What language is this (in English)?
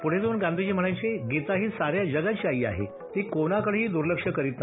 Marathi